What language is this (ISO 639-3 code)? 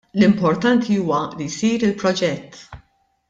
mlt